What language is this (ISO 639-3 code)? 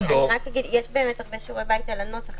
heb